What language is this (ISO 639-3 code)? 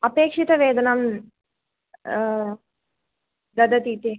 san